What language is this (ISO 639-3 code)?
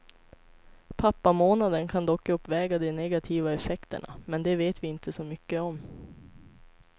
swe